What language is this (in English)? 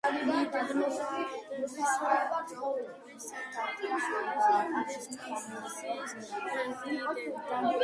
Georgian